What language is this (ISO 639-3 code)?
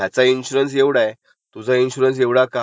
mar